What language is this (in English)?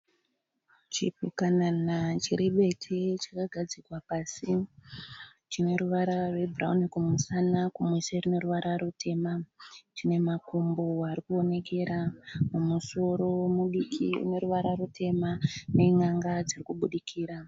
Shona